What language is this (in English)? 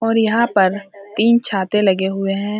Hindi